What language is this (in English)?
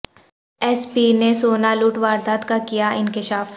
Urdu